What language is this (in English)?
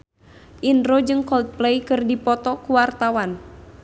Sundanese